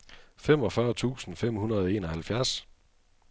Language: Danish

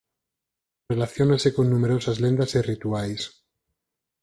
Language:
Galician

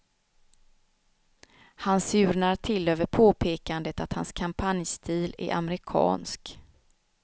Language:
Swedish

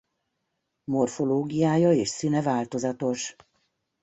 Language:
Hungarian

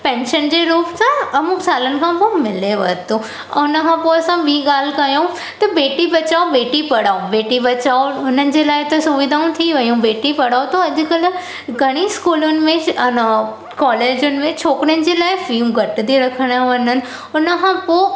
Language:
Sindhi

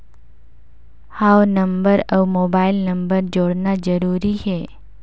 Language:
Chhattisgarhi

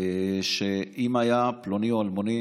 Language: Hebrew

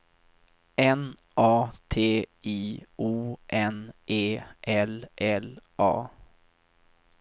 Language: Swedish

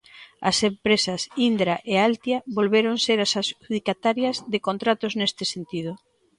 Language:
Galician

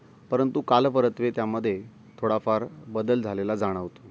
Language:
Marathi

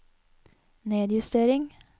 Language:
Norwegian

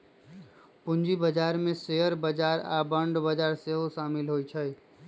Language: Magahi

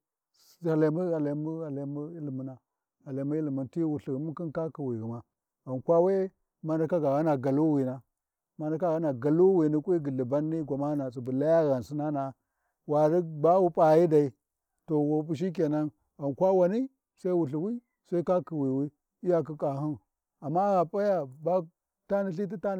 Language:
Warji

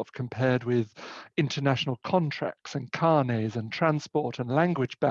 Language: English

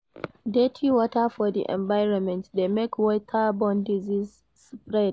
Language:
Nigerian Pidgin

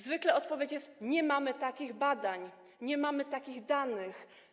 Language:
Polish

